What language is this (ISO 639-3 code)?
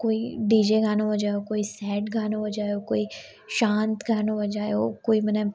snd